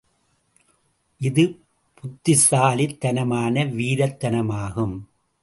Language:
Tamil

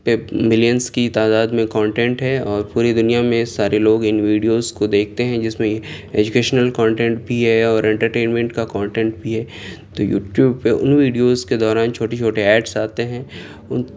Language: Urdu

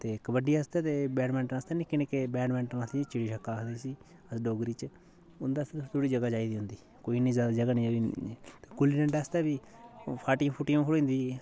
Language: Dogri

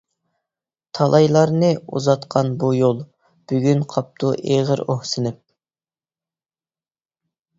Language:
Uyghur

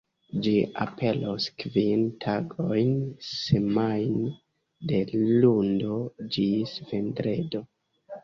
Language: Esperanto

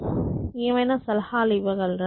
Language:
Telugu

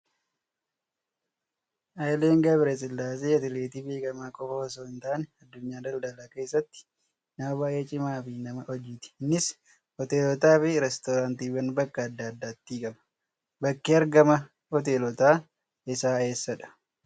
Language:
Oromo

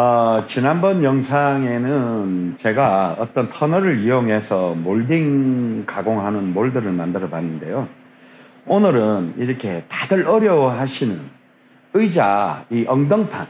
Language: Korean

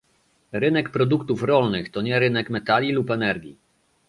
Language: Polish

